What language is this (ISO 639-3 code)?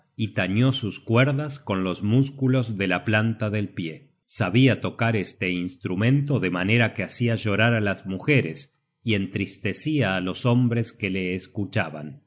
spa